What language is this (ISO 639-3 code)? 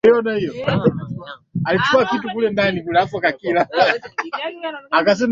swa